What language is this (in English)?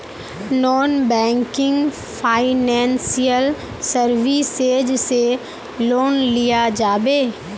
Magahi